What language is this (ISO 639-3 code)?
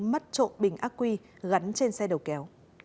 vie